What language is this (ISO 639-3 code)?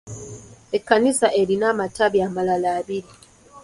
lug